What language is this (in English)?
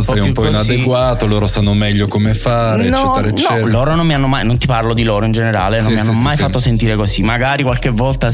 Italian